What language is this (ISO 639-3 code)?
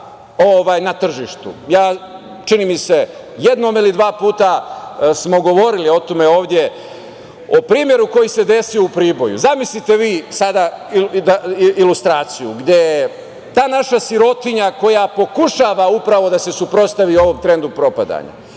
srp